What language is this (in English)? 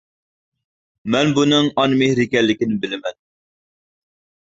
Uyghur